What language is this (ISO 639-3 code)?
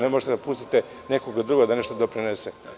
srp